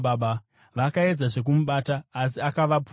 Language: Shona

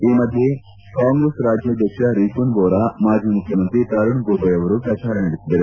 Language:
Kannada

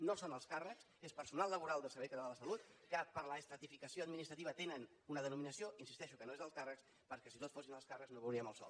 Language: Catalan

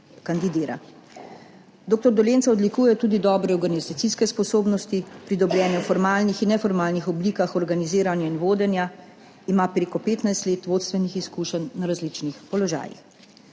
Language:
Slovenian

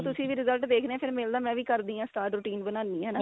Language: Punjabi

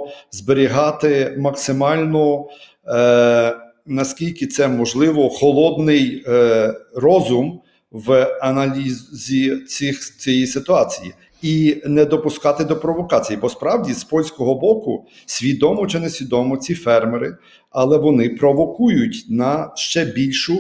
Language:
Ukrainian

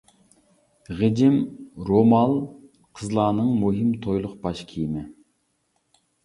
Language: Uyghur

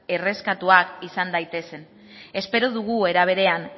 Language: Basque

